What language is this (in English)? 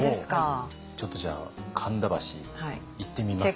Japanese